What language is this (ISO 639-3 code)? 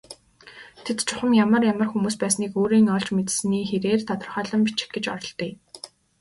mon